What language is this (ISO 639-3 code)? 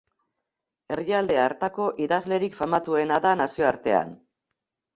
eus